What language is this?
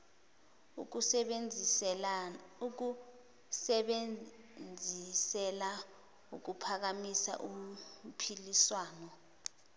Zulu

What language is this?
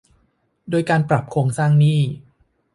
Thai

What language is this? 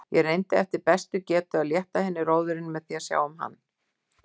Icelandic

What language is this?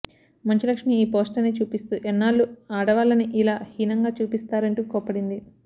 Telugu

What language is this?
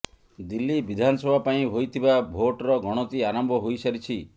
Odia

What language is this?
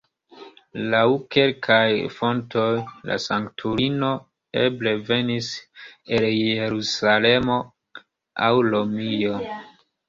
Esperanto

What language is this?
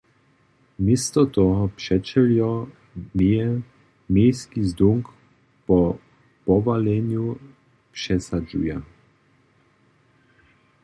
Upper Sorbian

